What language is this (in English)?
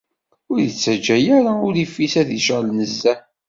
Kabyle